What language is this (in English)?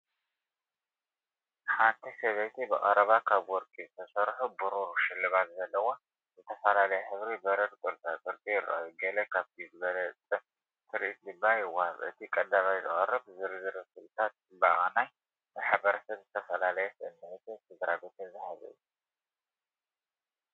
Tigrinya